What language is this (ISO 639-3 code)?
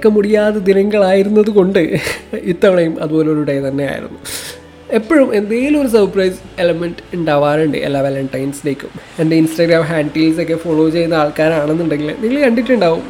mal